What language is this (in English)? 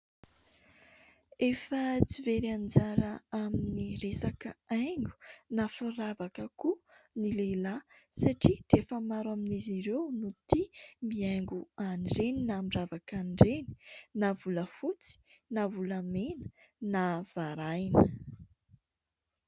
Malagasy